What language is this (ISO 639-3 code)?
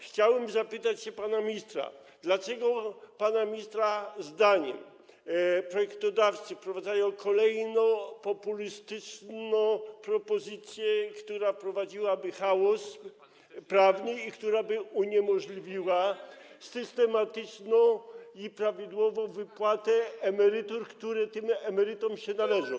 pol